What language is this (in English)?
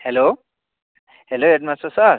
Nepali